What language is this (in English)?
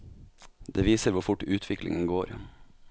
Norwegian